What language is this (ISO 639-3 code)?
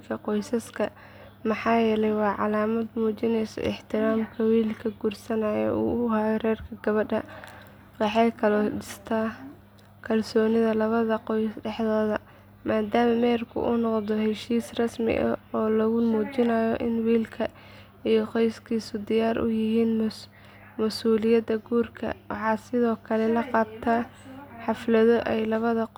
som